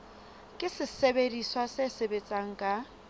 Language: Southern Sotho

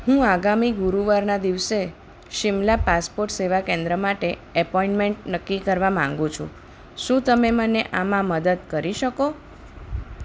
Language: Gujarati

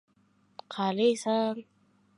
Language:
Uzbek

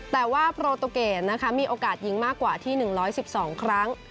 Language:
Thai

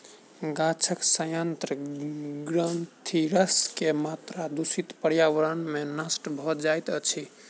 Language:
Maithili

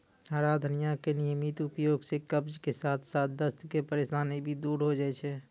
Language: Maithili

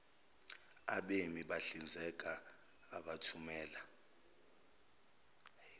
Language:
Zulu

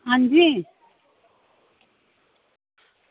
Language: Dogri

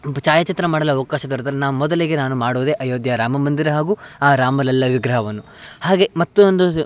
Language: Kannada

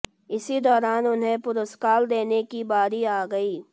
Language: Hindi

